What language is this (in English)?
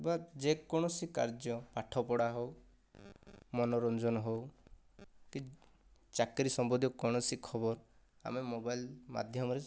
Odia